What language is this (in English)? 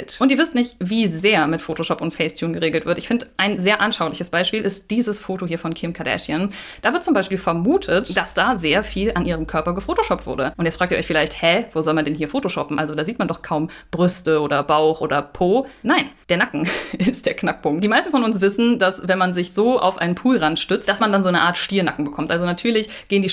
German